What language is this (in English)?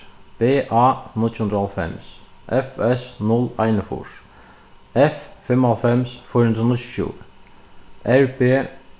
Faroese